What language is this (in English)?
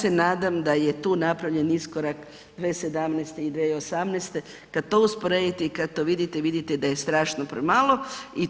Croatian